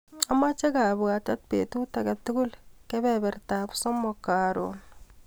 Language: Kalenjin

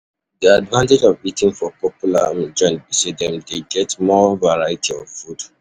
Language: Nigerian Pidgin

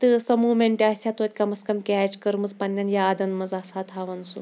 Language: Kashmiri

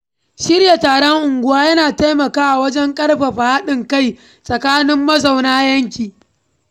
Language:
Hausa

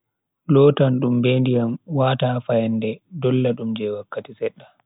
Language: Bagirmi Fulfulde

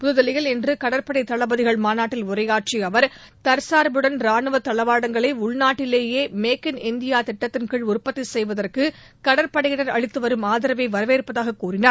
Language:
Tamil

